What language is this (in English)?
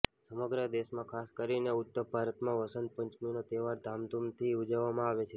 Gujarati